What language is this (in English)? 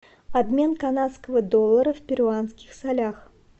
Russian